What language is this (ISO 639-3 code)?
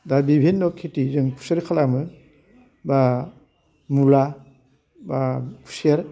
brx